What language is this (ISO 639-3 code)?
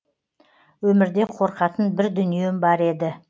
kaz